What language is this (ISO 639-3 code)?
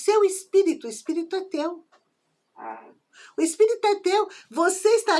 por